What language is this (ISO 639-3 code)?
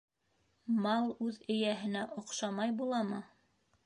bak